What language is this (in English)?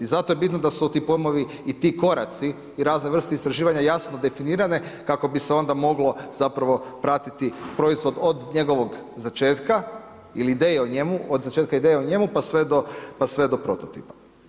Croatian